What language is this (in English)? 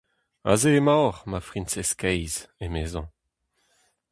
Breton